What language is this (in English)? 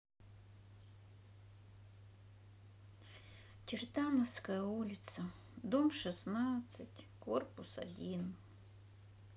Russian